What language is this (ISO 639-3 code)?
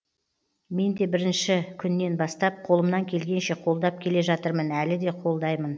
kaz